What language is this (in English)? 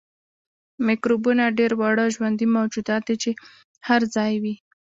Pashto